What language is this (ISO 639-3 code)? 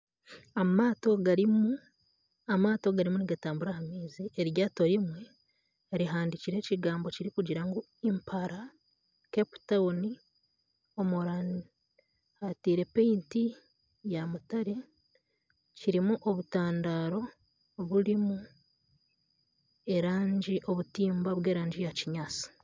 nyn